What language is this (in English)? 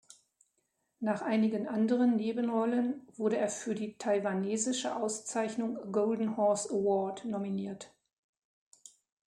German